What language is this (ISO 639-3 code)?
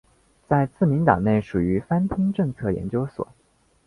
zho